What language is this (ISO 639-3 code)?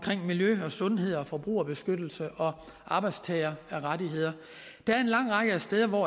dan